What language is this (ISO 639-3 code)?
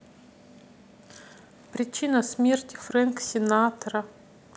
rus